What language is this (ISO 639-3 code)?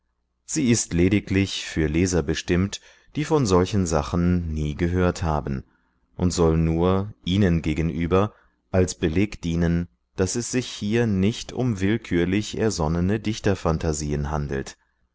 deu